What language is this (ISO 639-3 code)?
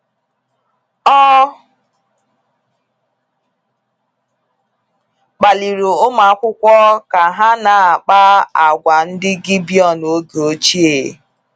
ibo